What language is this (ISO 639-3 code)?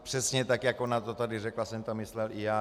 ces